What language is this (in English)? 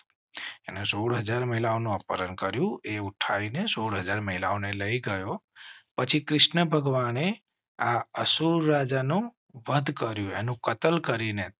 Gujarati